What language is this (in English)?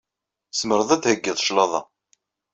Kabyle